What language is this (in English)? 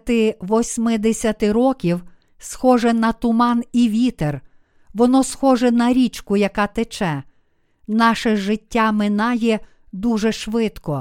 Ukrainian